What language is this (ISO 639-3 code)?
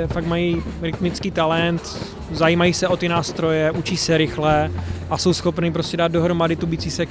ces